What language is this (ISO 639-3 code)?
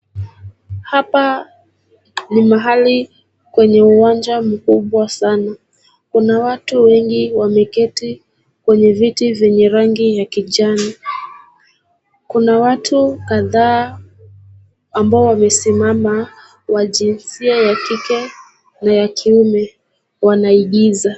swa